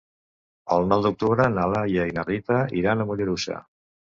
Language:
Catalan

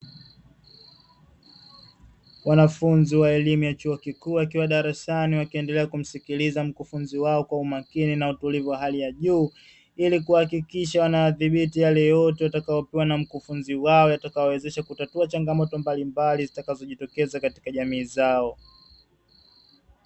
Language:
Swahili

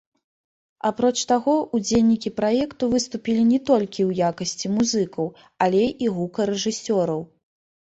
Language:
Belarusian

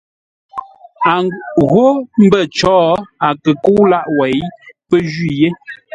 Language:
Ngombale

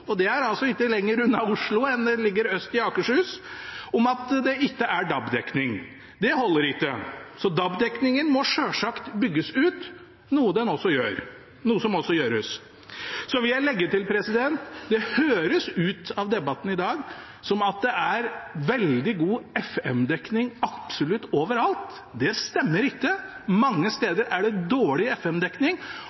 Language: Norwegian Bokmål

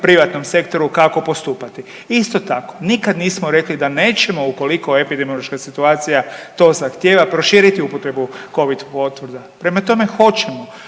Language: Croatian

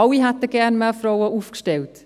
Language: Swiss German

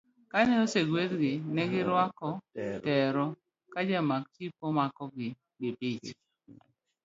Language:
Luo (Kenya and Tanzania)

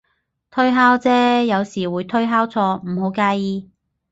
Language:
Cantonese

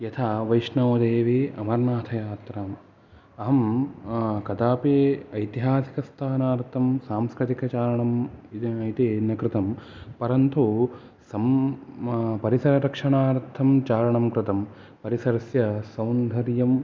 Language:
Sanskrit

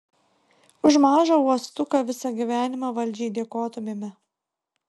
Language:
Lithuanian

